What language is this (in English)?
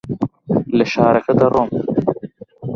Central Kurdish